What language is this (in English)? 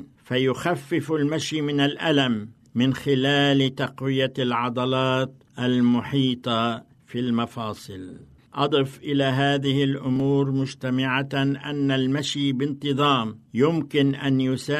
Arabic